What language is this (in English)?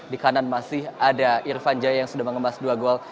Indonesian